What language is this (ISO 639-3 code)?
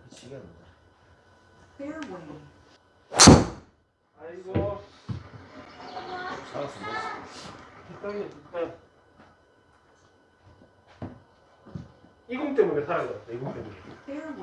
kor